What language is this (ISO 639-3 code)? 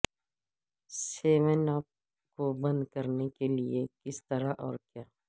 urd